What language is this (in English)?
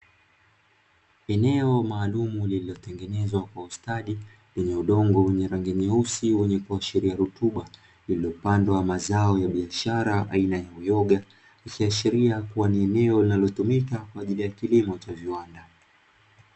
Swahili